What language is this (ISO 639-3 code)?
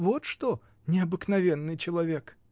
rus